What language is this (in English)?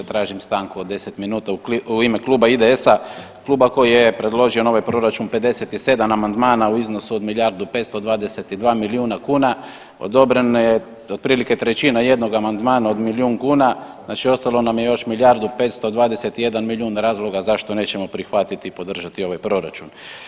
Croatian